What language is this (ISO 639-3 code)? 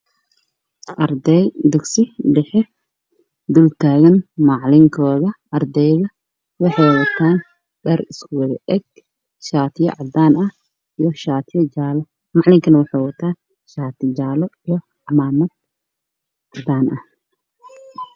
som